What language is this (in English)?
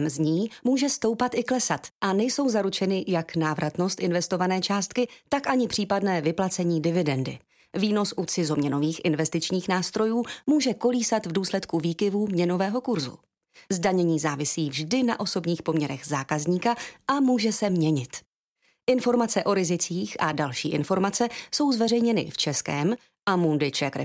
Czech